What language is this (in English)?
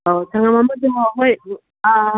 Manipuri